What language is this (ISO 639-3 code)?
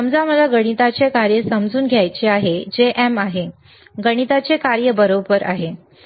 mar